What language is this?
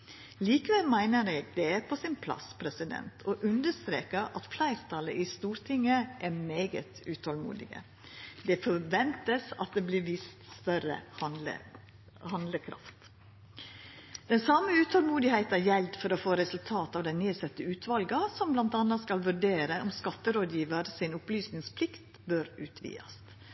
Norwegian Nynorsk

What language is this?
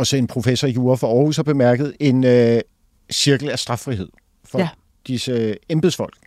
Danish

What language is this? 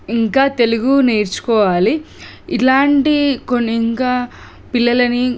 Telugu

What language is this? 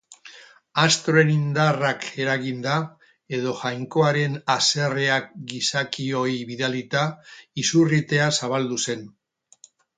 Basque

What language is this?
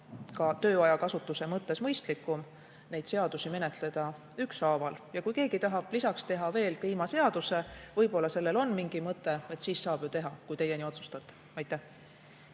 Estonian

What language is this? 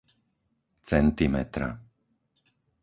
Slovak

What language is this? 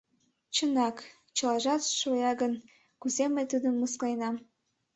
Mari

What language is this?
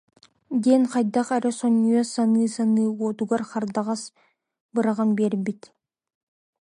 Yakut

